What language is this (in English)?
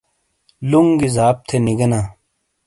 Shina